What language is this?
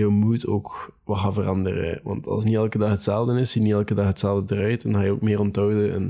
Dutch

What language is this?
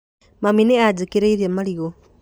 Kikuyu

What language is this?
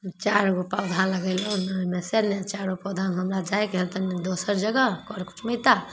Maithili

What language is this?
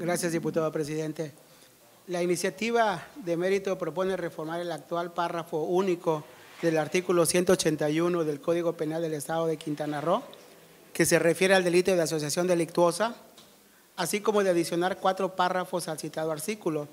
Spanish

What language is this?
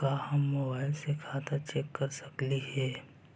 Magahi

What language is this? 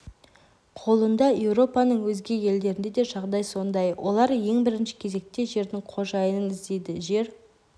Kazakh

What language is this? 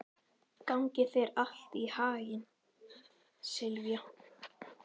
Icelandic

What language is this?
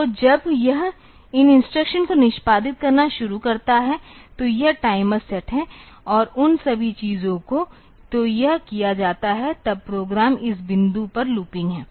Hindi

